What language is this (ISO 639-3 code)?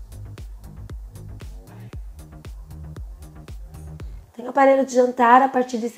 por